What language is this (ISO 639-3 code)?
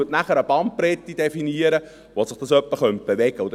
gsw